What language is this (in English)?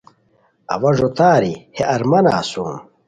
Khowar